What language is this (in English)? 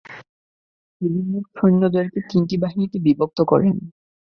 Bangla